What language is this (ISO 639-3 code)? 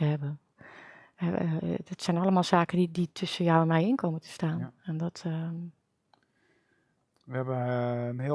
nld